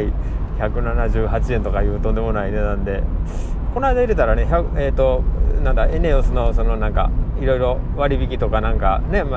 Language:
Japanese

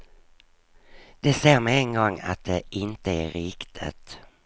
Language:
Swedish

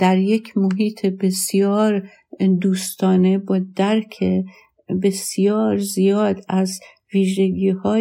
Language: Persian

